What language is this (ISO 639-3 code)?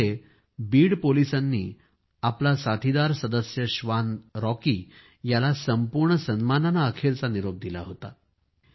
mar